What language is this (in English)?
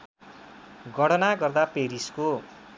Nepali